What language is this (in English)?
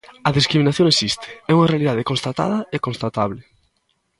Galician